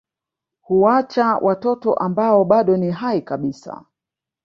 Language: Swahili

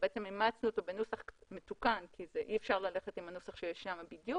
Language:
Hebrew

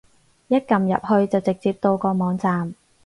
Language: Cantonese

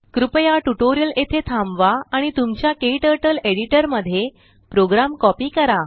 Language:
Marathi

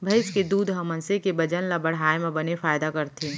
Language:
Chhattisgarhi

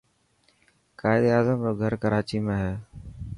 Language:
Dhatki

